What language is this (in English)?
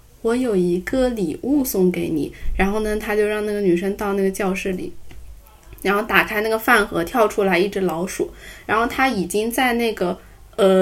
Chinese